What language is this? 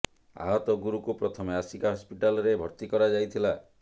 Odia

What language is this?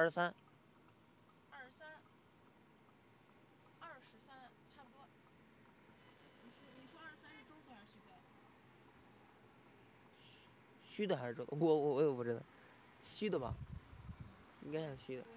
Chinese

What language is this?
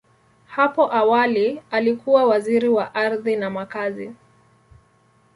Swahili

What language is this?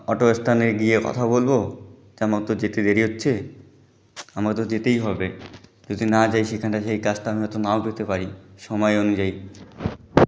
Bangla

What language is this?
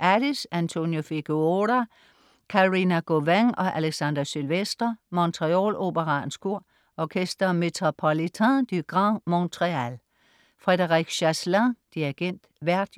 Danish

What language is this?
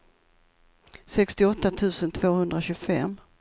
Swedish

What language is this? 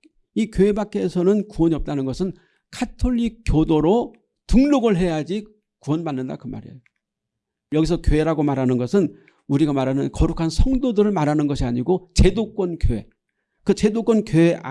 Korean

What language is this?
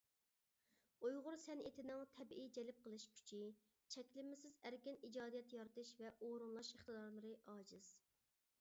Uyghur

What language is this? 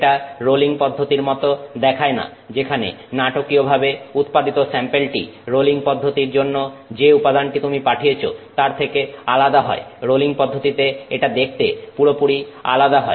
Bangla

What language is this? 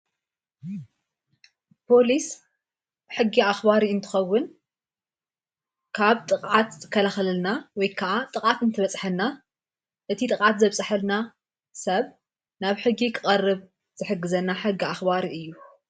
Tigrinya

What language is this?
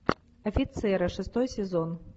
Russian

